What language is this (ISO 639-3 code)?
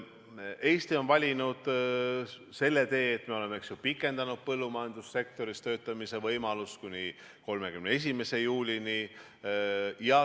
est